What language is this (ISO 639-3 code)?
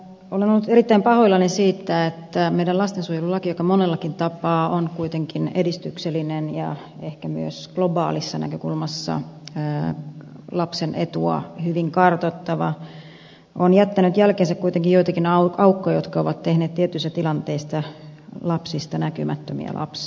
fin